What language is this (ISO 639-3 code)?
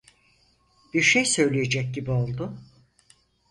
tur